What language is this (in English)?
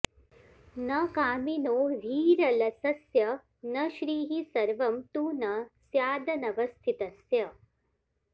Sanskrit